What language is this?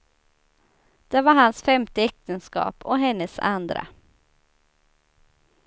Swedish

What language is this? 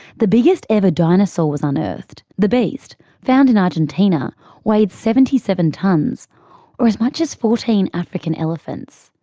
English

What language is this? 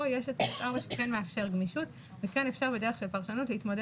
Hebrew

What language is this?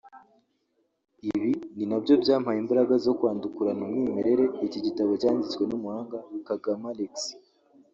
Kinyarwanda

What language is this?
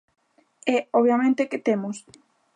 Galician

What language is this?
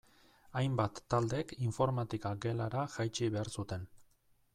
Basque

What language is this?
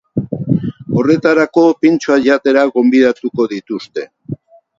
Basque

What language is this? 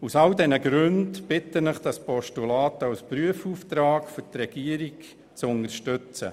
Swiss German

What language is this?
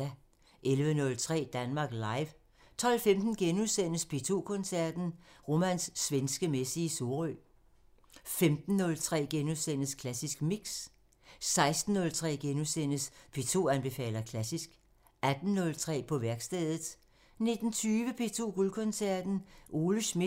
Danish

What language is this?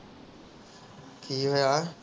Punjabi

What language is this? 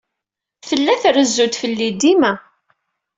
Kabyle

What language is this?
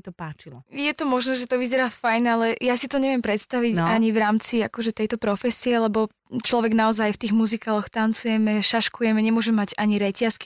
Slovak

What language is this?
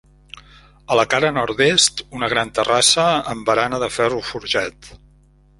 Catalan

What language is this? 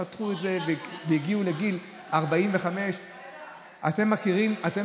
Hebrew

